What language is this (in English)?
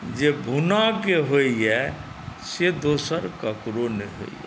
Maithili